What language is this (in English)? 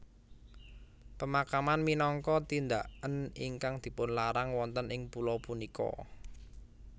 Javanese